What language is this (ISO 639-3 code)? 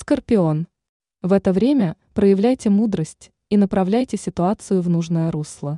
rus